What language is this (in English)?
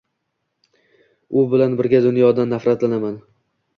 Uzbek